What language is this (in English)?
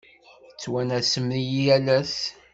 Kabyle